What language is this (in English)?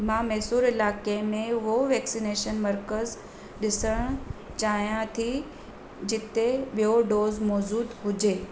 Sindhi